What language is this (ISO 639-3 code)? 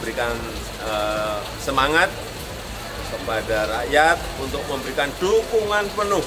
ind